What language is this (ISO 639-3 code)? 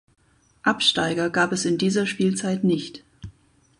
deu